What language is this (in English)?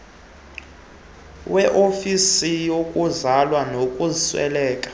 Xhosa